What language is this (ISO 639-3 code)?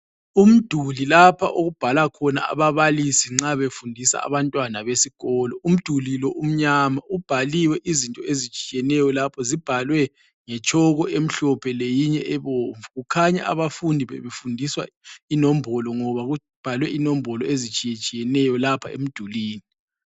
nde